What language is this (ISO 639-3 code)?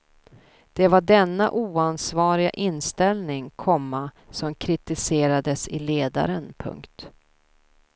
swe